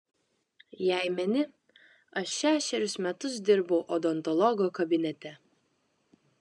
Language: Lithuanian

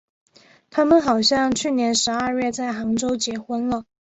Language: Chinese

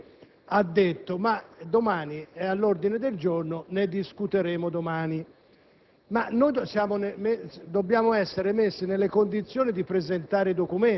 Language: Italian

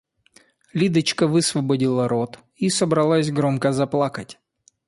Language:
Russian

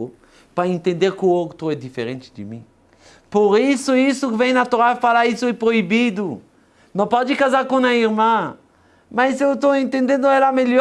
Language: Portuguese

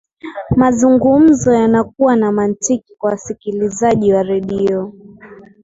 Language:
Swahili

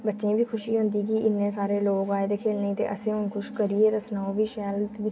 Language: Dogri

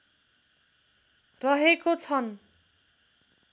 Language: Nepali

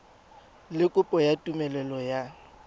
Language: Tswana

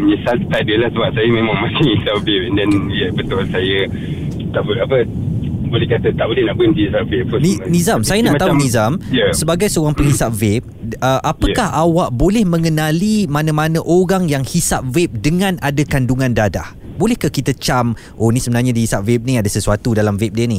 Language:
Malay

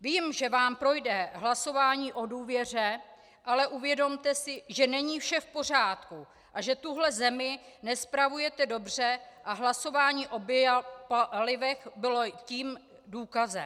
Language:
Czech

